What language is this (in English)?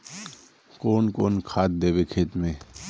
Magahi